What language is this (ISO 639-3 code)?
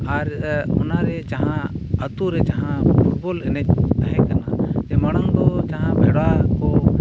sat